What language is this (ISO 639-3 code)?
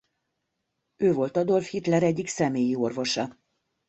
hun